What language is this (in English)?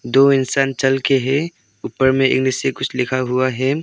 Hindi